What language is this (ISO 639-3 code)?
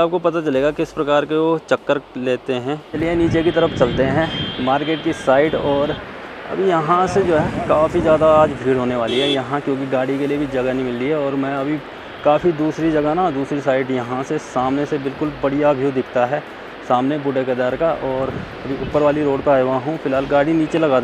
hin